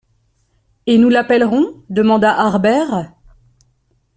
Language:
French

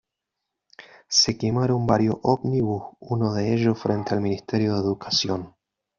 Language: Spanish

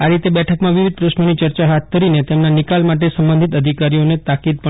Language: Gujarati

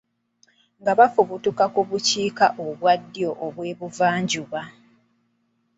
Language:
Ganda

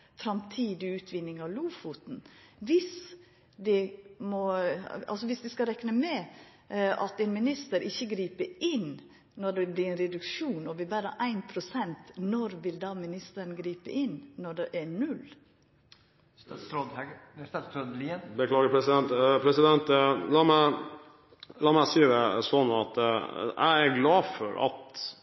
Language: Norwegian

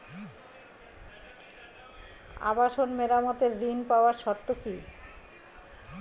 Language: Bangla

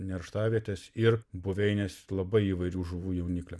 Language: Lithuanian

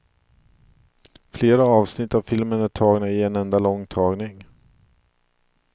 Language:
Swedish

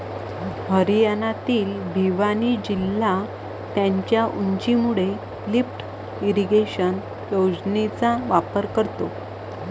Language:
Marathi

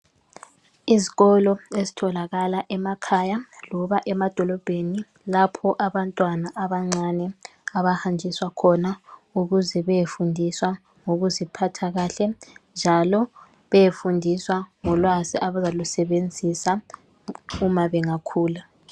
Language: North Ndebele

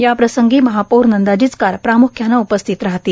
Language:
Marathi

